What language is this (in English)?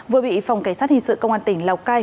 Vietnamese